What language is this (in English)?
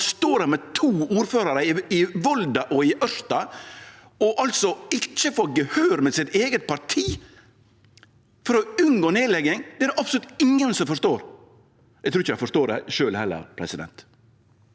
Norwegian